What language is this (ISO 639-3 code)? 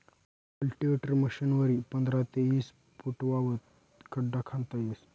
mar